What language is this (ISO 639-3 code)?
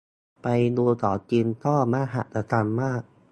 tha